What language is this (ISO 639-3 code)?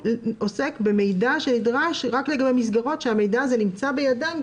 heb